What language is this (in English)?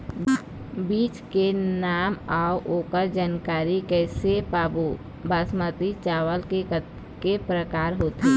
Chhattisgarhi